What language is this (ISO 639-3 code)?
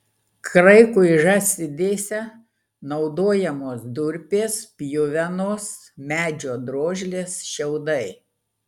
lit